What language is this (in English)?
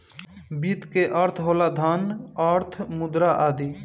Bhojpuri